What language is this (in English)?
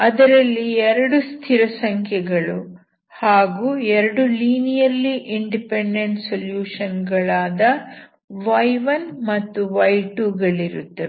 Kannada